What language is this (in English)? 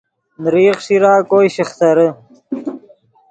Yidgha